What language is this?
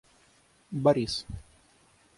Russian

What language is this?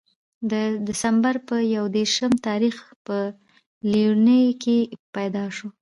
Pashto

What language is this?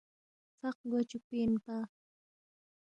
Balti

